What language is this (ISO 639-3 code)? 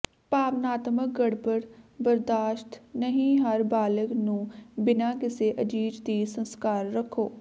pan